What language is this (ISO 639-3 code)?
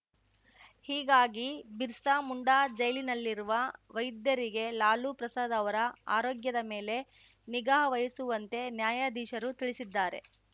kan